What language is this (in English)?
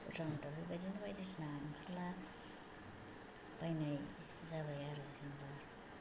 Bodo